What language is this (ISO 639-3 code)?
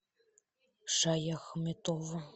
rus